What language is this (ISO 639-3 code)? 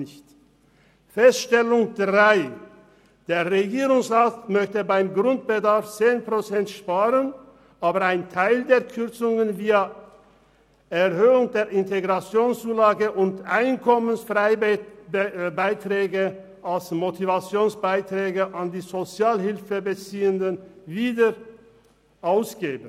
gsw